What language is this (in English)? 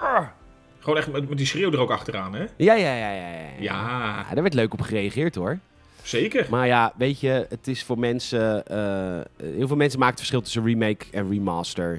Dutch